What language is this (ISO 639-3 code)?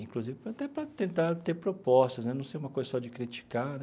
por